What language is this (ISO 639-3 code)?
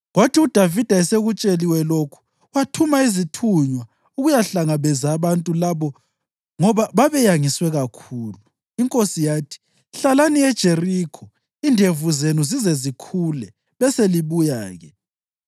nde